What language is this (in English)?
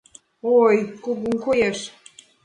Mari